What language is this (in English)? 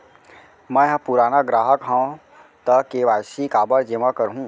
Chhattisgarhi